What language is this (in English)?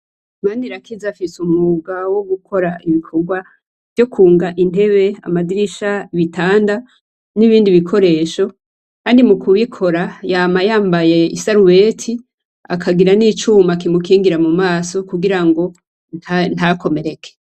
Rundi